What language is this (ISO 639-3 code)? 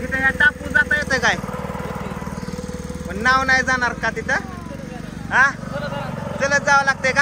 ind